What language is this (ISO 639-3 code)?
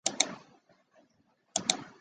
zho